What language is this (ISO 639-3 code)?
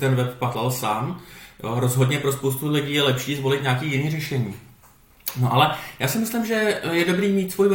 ces